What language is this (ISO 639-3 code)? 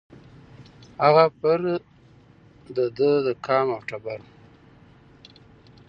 pus